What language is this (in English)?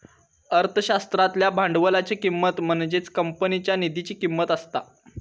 Marathi